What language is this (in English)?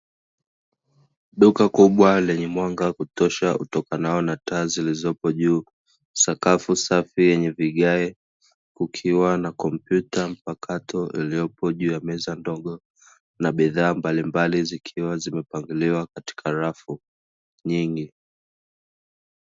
Swahili